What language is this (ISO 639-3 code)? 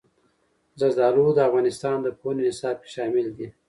pus